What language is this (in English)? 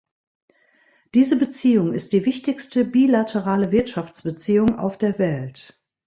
German